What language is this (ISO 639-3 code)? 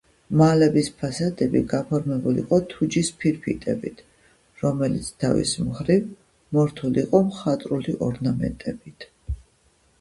kat